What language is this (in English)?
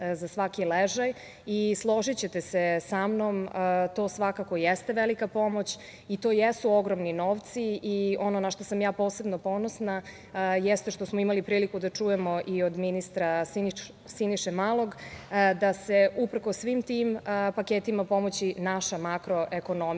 Serbian